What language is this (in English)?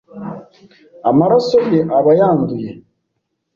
Kinyarwanda